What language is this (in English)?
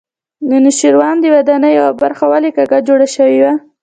Pashto